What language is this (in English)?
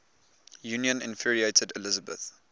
English